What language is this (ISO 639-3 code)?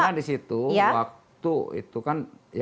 ind